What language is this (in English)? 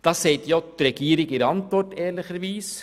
Swiss German